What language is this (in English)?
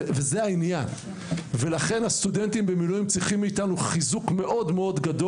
Hebrew